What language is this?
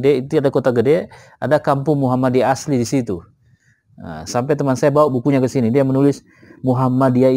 Indonesian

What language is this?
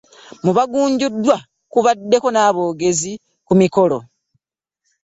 Ganda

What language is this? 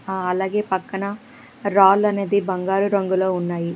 Telugu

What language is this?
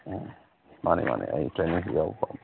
Manipuri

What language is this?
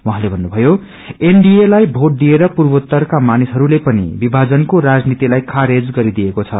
Nepali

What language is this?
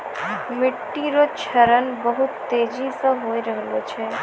Maithili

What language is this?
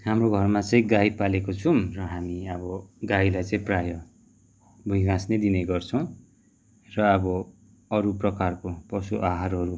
Nepali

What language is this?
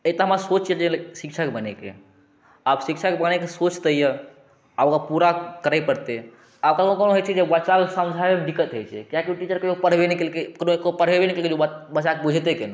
Maithili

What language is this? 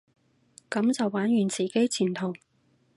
Cantonese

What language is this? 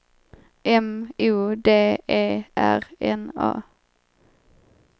Swedish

